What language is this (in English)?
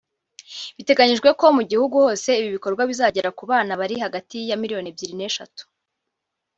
Kinyarwanda